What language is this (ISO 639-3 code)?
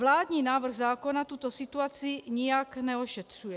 ces